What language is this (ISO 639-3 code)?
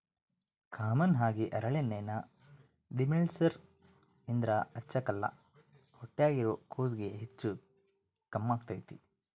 kan